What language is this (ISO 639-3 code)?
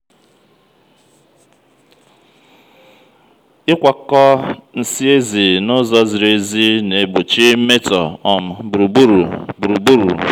ibo